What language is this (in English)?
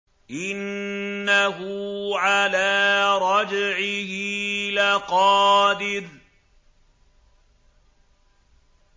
Arabic